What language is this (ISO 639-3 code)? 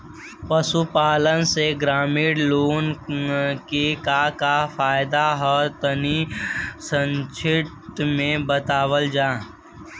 bho